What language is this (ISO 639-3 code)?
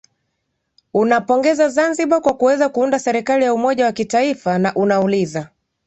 swa